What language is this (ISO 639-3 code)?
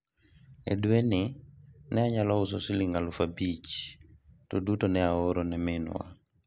luo